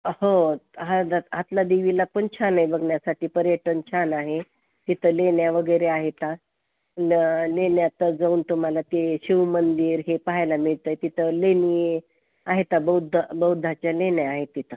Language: Marathi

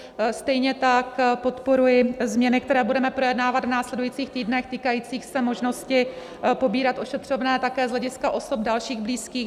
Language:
Czech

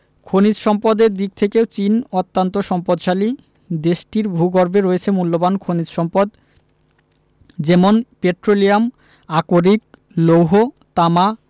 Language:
Bangla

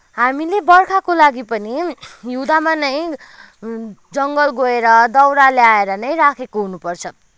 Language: Nepali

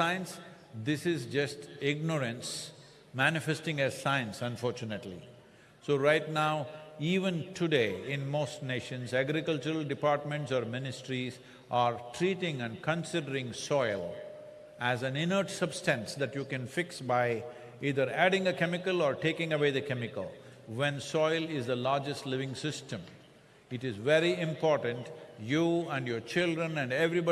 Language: English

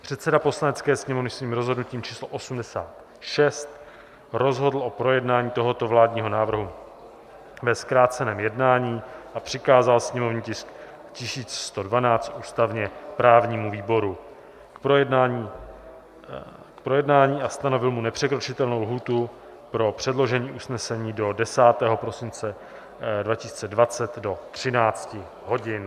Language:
Czech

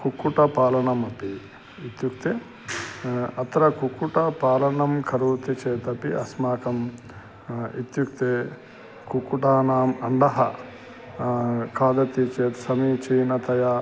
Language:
Sanskrit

